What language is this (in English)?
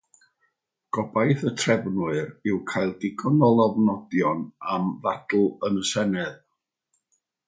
Welsh